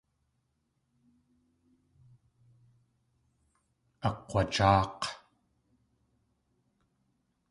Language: Tlingit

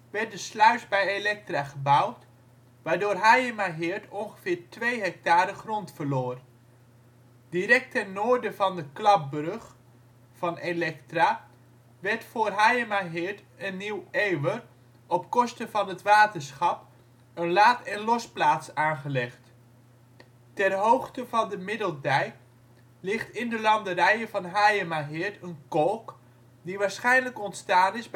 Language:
Dutch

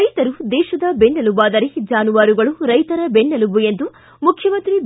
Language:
Kannada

